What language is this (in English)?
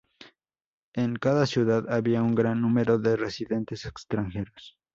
Spanish